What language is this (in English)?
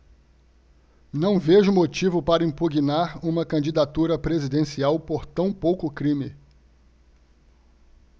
Portuguese